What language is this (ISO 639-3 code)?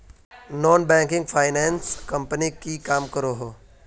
mag